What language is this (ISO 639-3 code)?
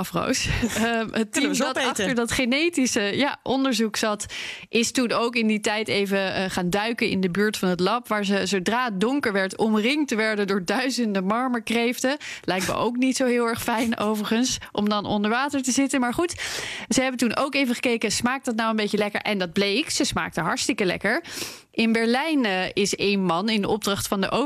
nld